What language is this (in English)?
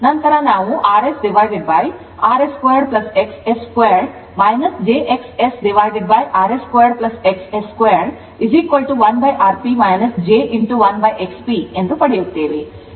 Kannada